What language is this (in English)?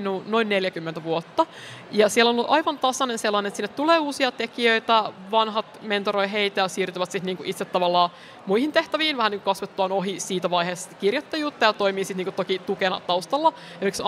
Finnish